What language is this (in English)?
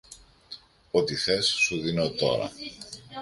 Greek